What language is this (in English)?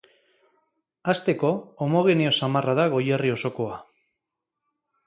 Basque